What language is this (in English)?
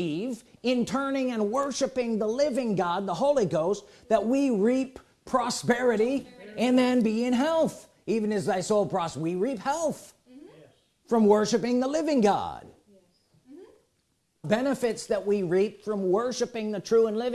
English